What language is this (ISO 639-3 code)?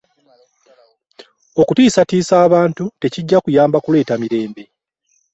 lug